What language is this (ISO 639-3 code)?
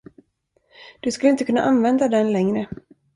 swe